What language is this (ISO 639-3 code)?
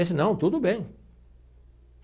por